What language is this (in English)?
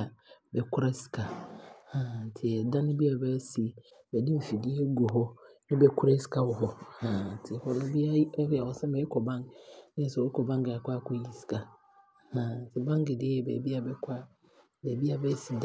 Abron